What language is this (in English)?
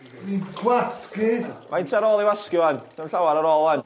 Welsh